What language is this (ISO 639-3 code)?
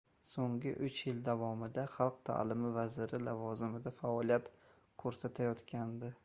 uzb